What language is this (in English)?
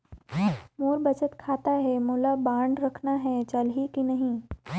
Chhattisgarhi